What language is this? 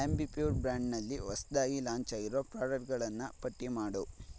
Kannada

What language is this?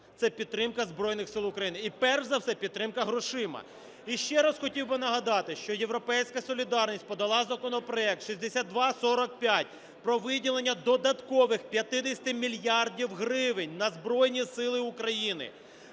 Ukrainian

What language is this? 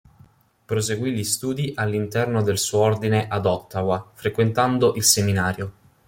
Italian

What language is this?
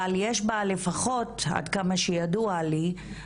Hebrew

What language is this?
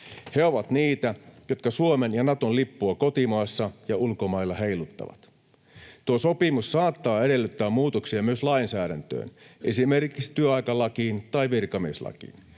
Finnish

